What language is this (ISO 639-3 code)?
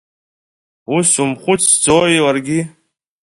abk